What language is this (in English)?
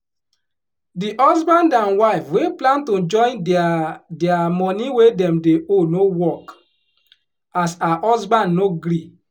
Nigerian Pidgin